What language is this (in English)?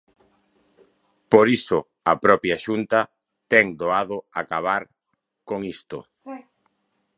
Galician